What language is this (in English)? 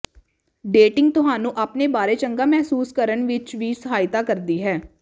Punjabi